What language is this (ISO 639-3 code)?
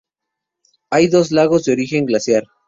spa